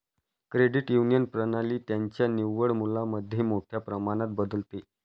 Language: Marathi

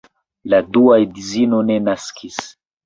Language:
Esperanto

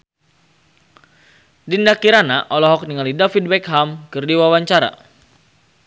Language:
Sundanese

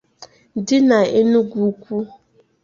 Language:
Igbo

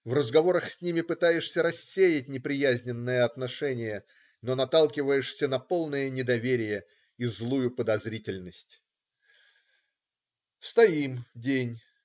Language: Russian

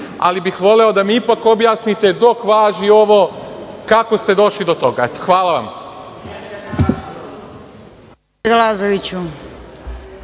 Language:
Serbian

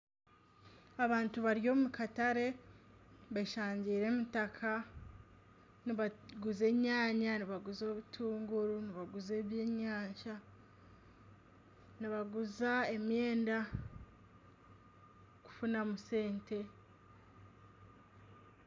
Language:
Nyankole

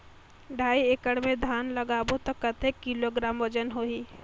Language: Chhattisgarhi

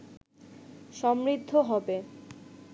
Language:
Bangla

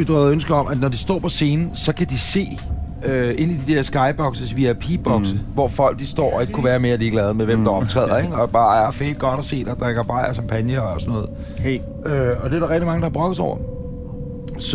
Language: Danish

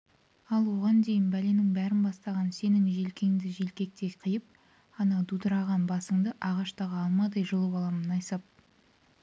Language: Kazakh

